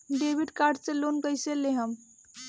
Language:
Bhojpuri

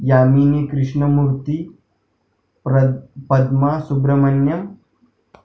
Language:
Marathi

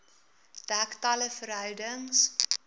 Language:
Afrikaans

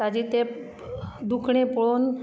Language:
Konkani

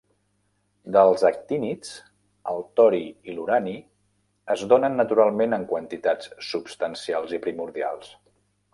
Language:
Catalan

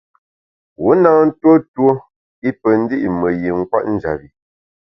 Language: Bamun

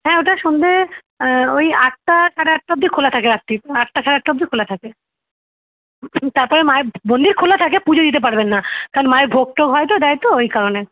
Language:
Bangla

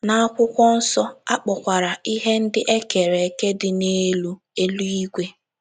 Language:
Igbo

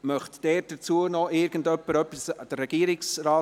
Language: Swiss German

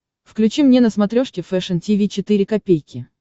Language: Russian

